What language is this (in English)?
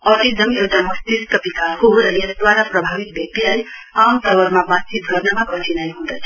Nepali